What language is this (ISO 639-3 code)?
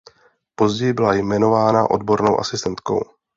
ces